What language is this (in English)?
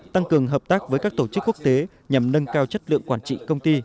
Vietnamese